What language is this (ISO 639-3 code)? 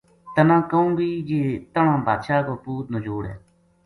gju